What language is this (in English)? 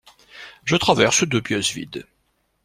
French